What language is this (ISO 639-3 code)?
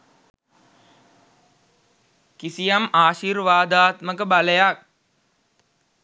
sin